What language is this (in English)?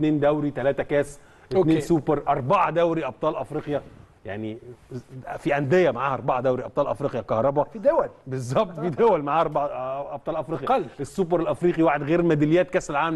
Arabic